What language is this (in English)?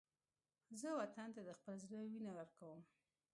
Pashto